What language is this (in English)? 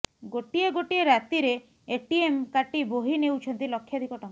Odia